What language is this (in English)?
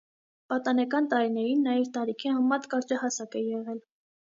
Armenian